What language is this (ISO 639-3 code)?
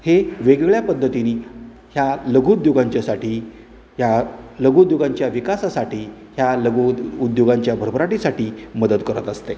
mar